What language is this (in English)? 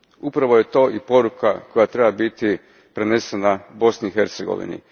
Croatian